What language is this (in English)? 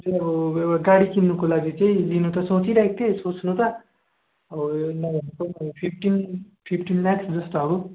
Nepali